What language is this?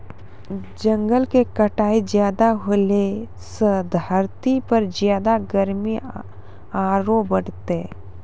Maithili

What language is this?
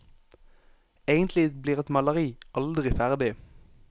Norwegian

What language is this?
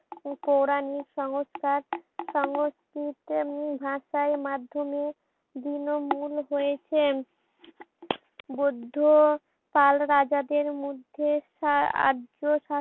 Bangla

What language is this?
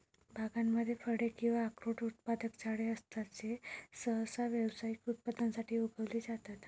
Marathi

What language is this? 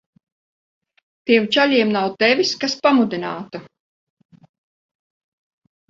Latvian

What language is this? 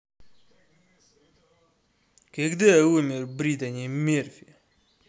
Russian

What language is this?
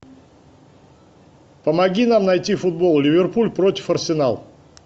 Russian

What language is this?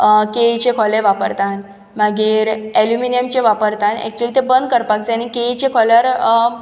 Konkani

